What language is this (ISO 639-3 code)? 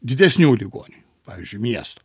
lit